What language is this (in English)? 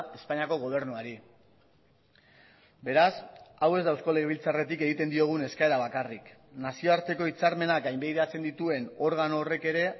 Basque